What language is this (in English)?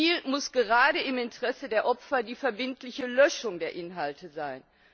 German